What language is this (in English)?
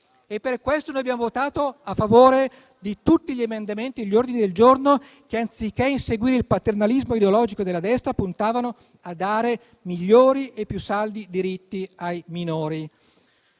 Italian